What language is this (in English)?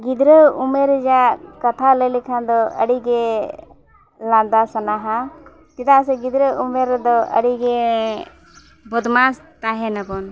Santali